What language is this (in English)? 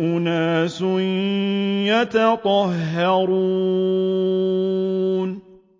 Arabic